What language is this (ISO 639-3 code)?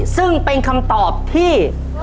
tha